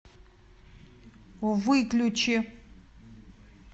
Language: Russian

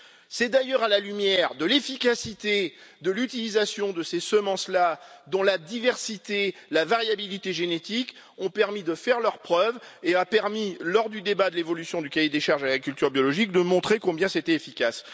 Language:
French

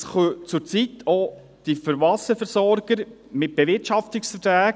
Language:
Swiss German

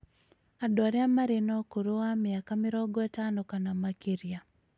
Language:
Kikuyu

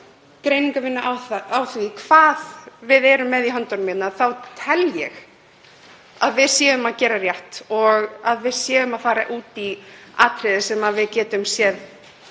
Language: Icelandic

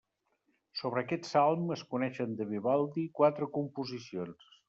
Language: Catalan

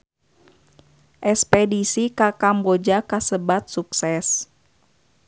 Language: Sundanese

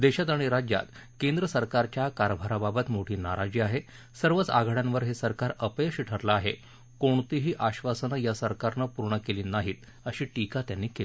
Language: Marathi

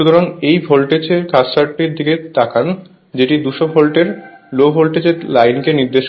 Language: Bangla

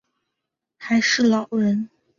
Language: Chinese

